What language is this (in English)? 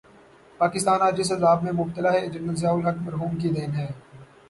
Urdu